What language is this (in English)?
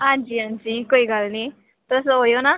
Dogri